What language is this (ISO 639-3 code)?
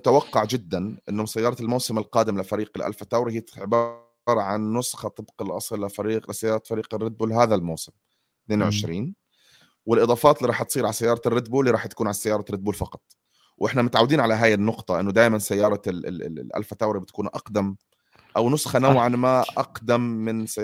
ara